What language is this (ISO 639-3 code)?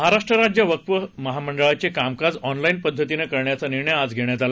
mar